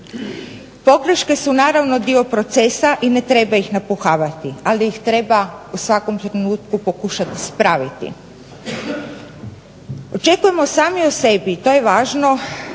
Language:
Croatian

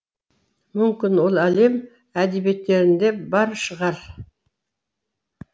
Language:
Kazakh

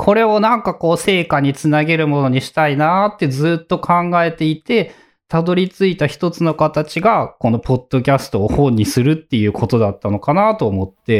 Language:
Japanese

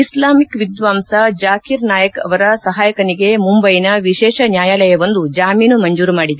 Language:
Kannada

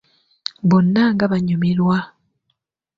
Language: Ganda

